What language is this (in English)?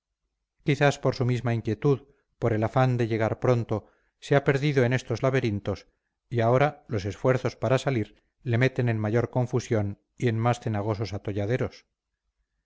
Spanish